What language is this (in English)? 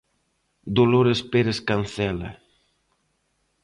Galician